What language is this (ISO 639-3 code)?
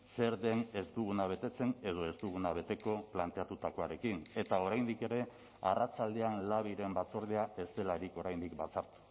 eus